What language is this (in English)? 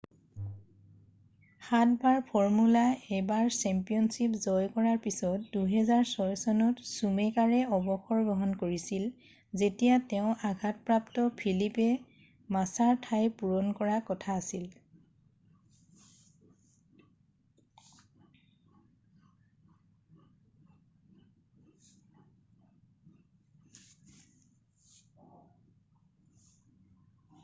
Assamese